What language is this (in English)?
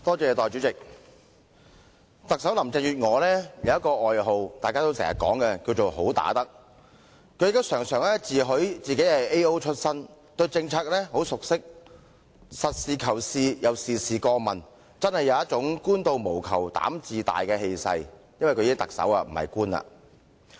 Cantonese